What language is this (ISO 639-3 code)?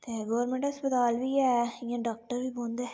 doi